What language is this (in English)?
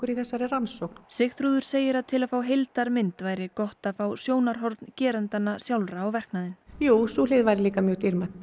Icelandic